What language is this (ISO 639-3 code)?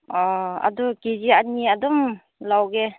mni